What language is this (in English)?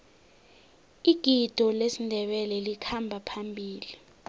South Ndebele